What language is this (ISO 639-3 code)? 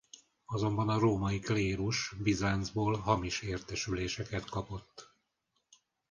hun